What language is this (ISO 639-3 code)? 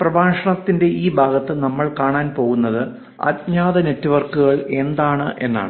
mal